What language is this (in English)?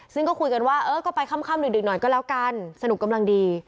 Thai